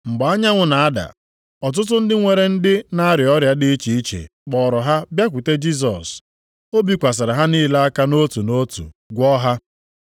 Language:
Igbo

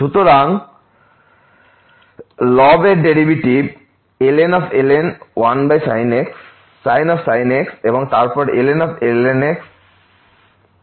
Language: Bangla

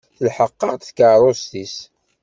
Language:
Kabyle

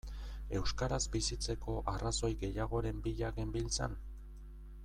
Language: Basque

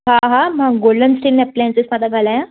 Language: Sindhi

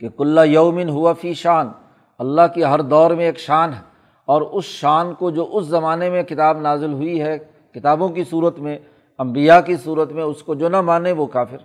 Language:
Urdu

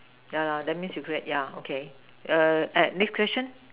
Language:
English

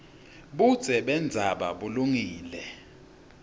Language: Swati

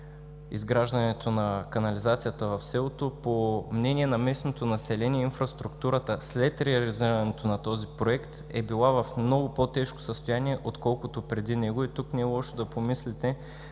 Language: Bulgarian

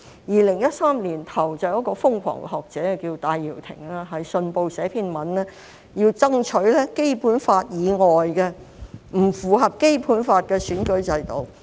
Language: Cantonese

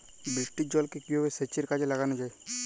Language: Bangla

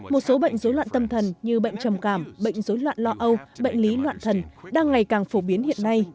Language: Vietnamese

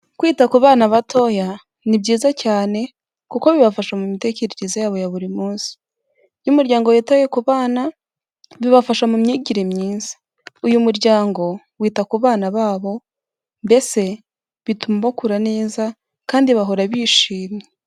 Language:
Kinyarwanda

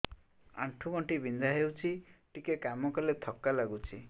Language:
Odia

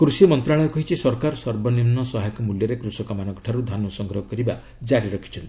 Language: Odia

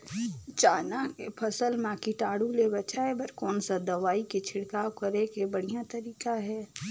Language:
Chhattisgarhi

